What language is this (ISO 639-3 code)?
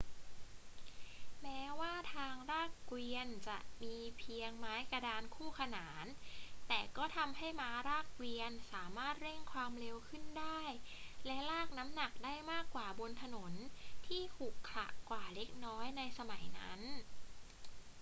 tha